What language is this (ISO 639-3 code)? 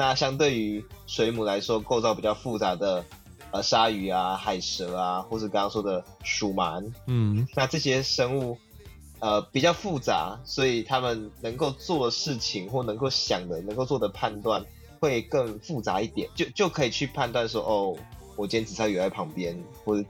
zho